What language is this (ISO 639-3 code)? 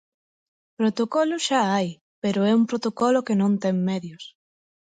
glg